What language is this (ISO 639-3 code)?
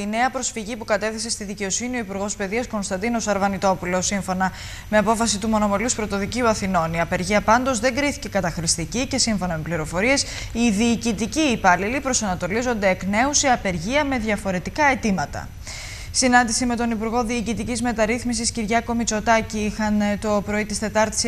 ell